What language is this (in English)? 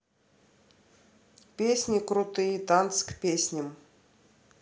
Russian